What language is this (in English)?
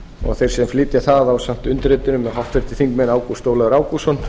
Icelandic